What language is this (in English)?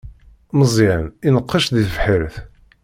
Kabyle